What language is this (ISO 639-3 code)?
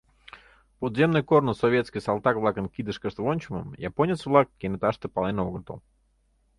chm